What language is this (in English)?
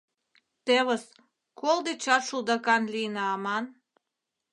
Mari